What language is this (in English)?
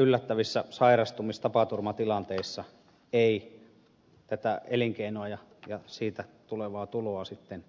Finnish